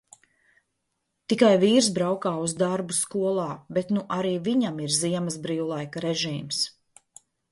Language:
Latvian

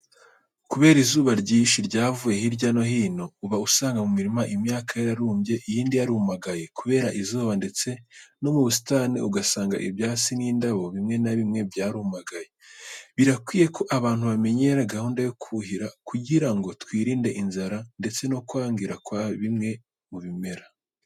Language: Kinyarwanda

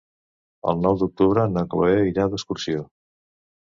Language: Catalan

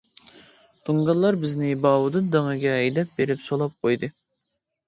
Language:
Uyghur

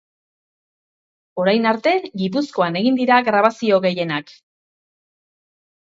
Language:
Basque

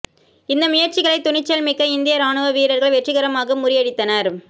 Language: Tamil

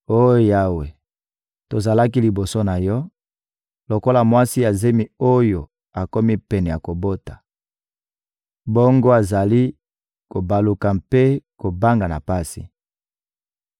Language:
Lingala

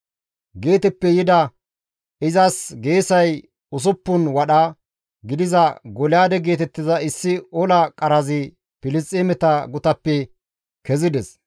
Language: Gamo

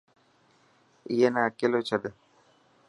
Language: Dhatki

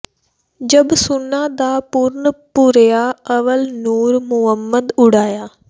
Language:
Punjabi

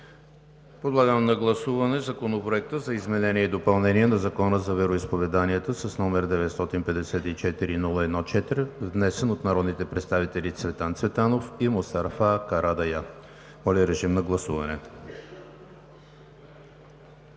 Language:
Bulgarian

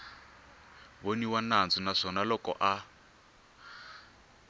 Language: Tsonga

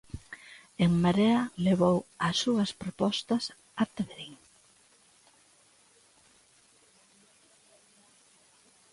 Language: Galician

